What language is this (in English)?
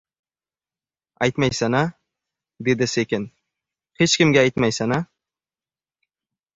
Uzbek